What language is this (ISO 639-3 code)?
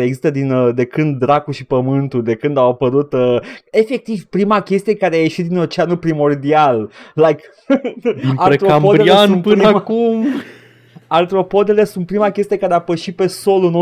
ron